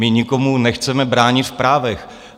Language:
Czech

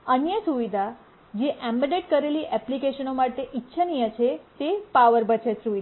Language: Gujarati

